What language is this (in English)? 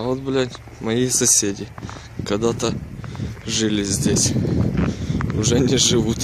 Russian